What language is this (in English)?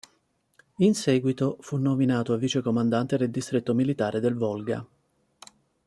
Italian